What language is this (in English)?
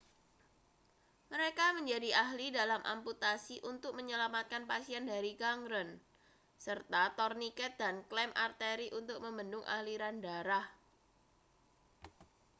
Indonesian